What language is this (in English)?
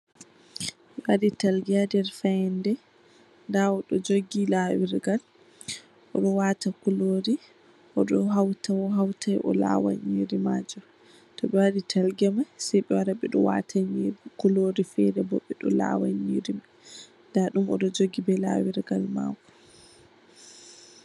Fula